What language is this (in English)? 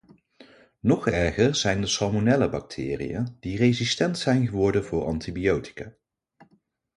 Dutch